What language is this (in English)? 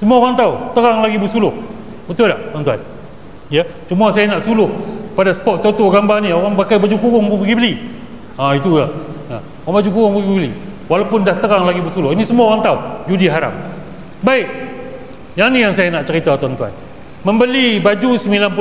Malay